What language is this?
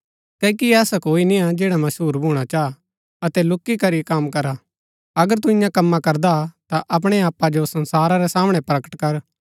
Gaddi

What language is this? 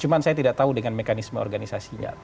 Indonesian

